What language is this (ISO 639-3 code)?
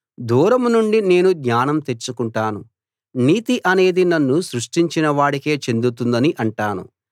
tel